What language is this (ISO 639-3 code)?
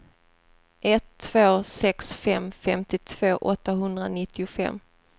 swe